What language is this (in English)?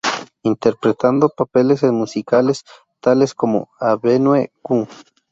Spanish